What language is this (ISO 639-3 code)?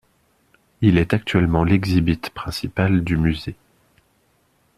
fra